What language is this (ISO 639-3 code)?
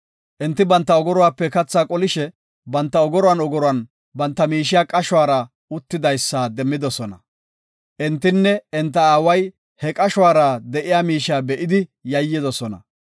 gof